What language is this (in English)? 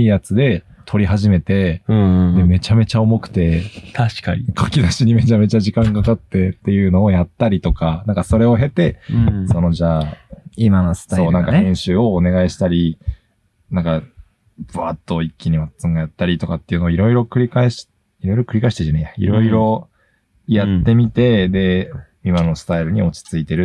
Japanese